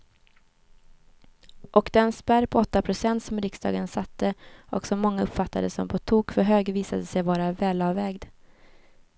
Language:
Swedish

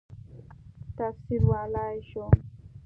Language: Pashto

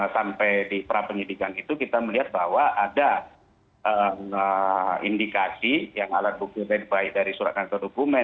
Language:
Indonesian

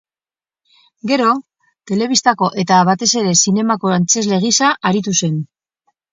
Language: Basque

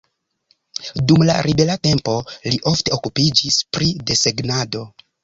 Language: Esperanto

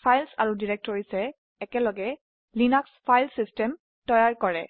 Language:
Assamese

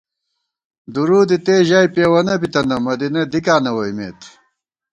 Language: Gawar-Bati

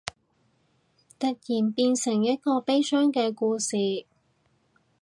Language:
Cantonese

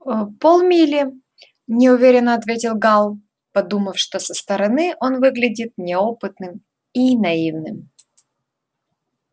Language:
Russian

